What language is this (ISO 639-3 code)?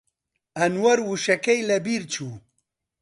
ckb